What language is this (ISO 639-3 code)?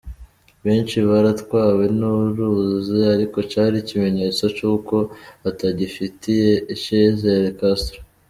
kin